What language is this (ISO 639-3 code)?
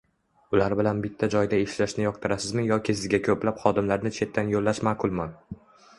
uzb